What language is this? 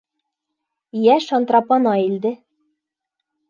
Bashkir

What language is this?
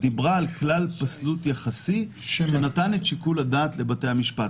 Hebrew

